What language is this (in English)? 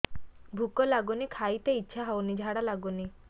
Odia